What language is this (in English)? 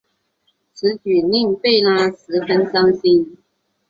Chinese